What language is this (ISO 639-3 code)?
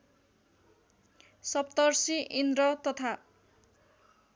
nep